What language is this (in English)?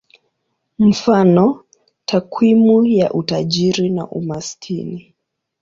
Swahili